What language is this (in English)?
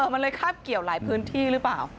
Thai